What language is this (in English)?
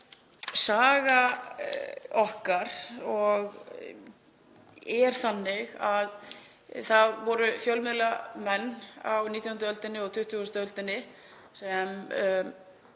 Icelandic